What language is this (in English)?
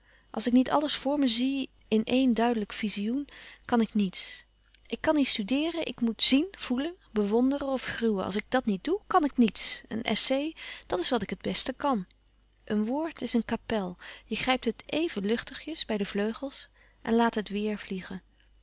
Dutch